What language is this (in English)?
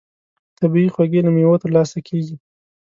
Pashto